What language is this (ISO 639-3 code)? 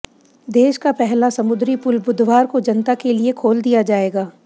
hin